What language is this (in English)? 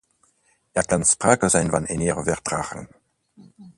Dutch